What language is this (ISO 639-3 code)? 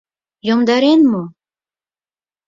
chm